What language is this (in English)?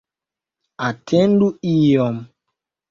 Esperanto